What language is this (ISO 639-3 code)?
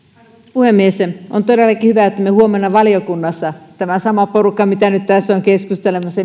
fin